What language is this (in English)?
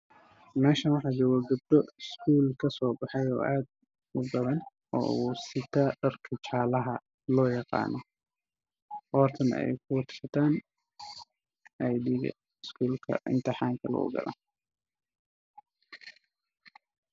Somali